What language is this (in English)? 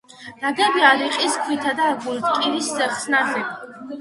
Georgian